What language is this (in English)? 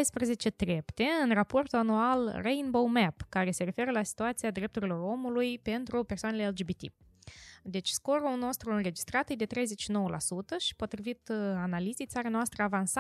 Romanian